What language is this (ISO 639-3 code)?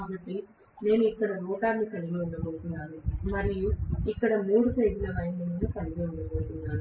tel